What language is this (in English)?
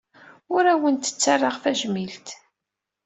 Kabyle